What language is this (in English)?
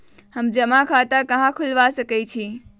Magahi